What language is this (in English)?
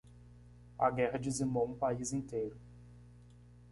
Portuguese